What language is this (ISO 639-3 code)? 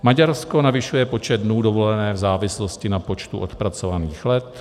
ces